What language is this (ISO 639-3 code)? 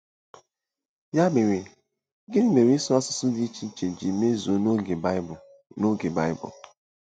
ibo